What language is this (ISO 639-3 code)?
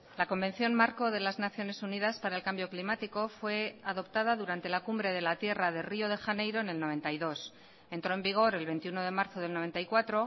spa